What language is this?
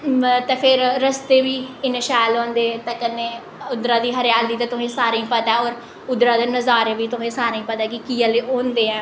Dogri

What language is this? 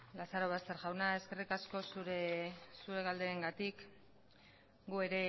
Basque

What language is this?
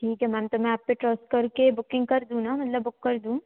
Hindi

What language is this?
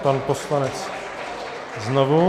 Czech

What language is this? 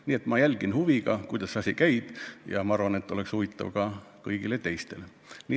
Estonian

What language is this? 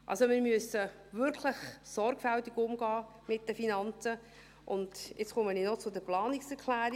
Swiss German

